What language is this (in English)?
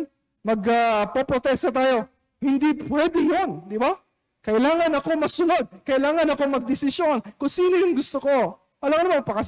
Filipino